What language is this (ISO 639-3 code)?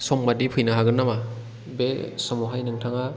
brx